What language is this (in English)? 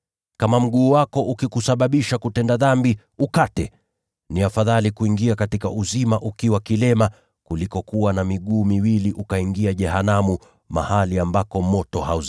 Swahili